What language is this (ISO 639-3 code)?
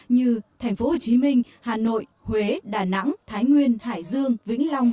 vie